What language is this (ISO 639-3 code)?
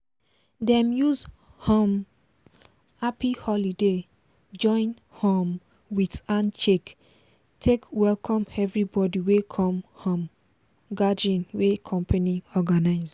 pcm